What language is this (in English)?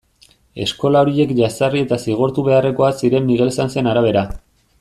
Basque